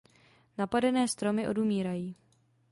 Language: Czech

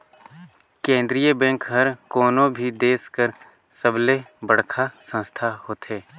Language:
Chhattisgarhi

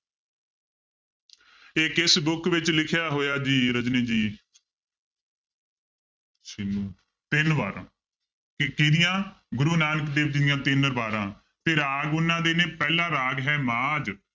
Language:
Punjabi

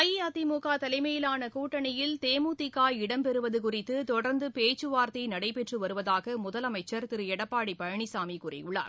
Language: Tamil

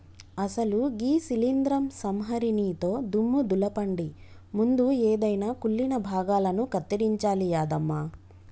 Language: Telugu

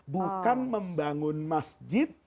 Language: Indonesian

